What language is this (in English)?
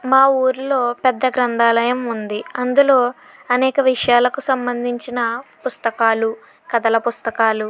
Telugu